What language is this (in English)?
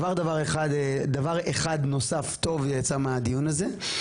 Hebrew